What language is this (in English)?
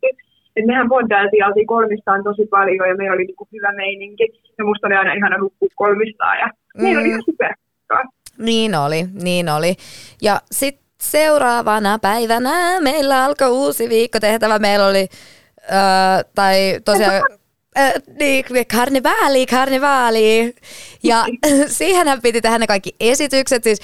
Finnish